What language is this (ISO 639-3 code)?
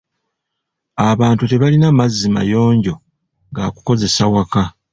lug